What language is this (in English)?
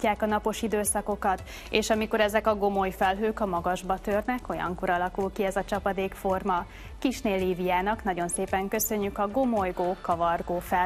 Hungarian